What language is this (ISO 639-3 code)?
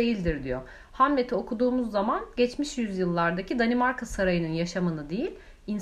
tur